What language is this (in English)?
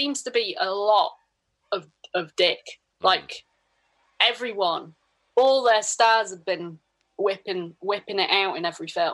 English